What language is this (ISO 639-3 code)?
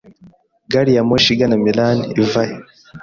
kin